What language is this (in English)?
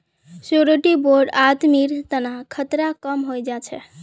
Magahi